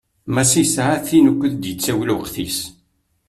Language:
Kabyle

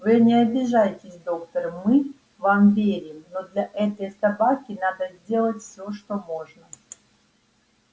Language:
Russian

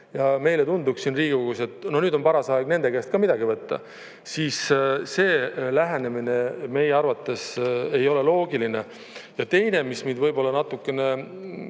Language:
Estonian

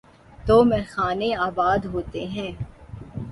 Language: Urdu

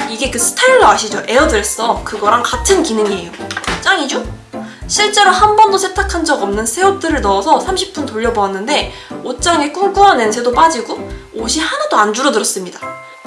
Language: Korean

